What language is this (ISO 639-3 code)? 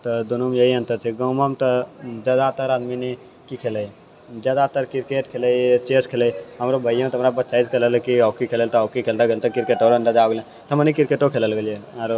mai